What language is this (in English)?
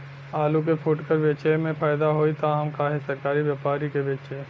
Bhojpuri